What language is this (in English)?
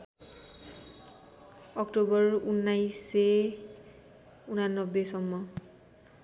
Nepali